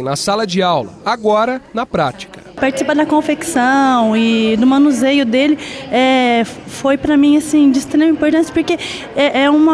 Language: Portuguese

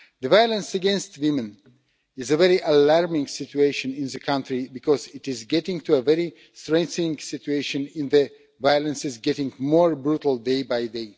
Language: English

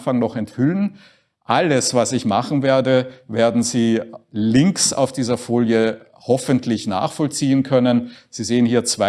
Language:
German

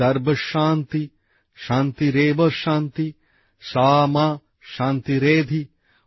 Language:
Bangla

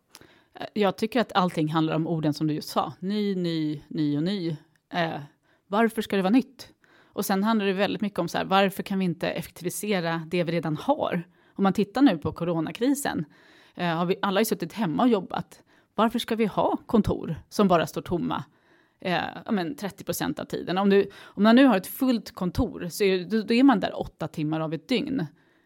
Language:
Swedish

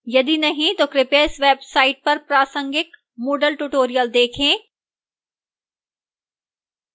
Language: Hindi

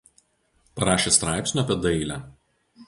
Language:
Lithuanian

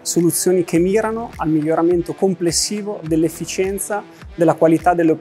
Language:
Italian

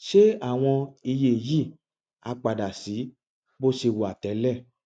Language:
Yoruba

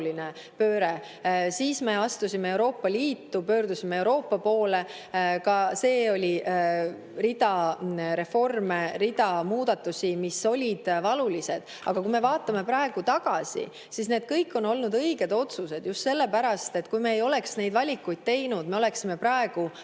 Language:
Estonian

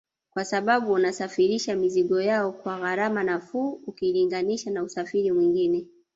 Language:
Swahili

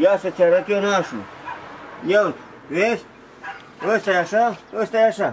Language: Romanian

